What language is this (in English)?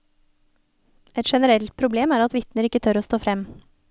Norwegian